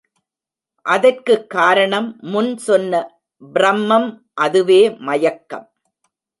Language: Tamil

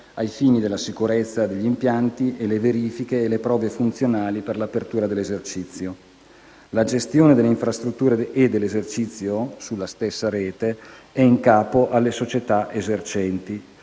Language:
Italian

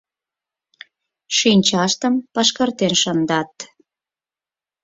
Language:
Mari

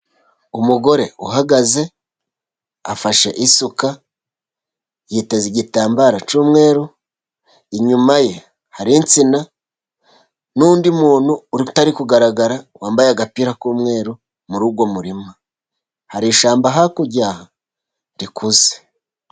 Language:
Kinyarwanda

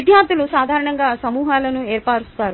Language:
Telugu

